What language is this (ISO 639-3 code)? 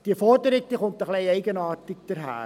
gsw